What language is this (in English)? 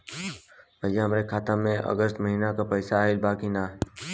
Bhojpuri